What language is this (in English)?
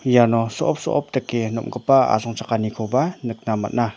Garo